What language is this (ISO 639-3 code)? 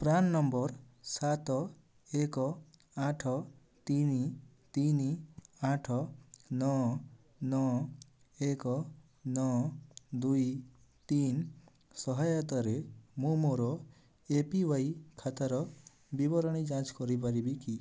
ori